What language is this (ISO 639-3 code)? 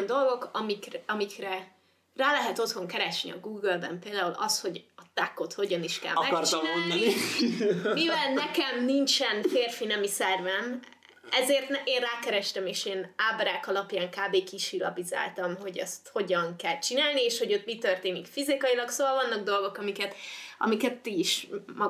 hun